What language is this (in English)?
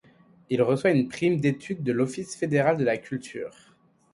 French